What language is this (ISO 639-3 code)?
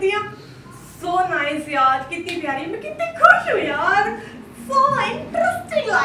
hin